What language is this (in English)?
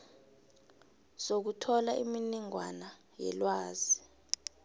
South Ndebele